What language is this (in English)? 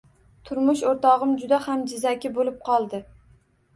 Uzbek